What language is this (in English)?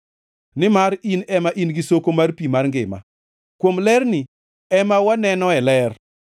Luo (Kenya and Tanzania)